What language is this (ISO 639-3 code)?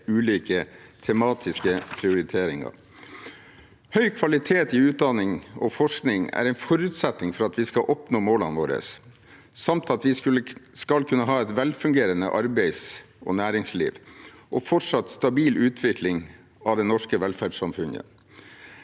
nor